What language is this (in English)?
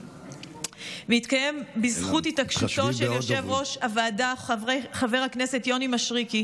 Hebrew